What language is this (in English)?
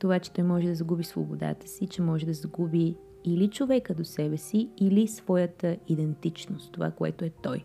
Bulgarian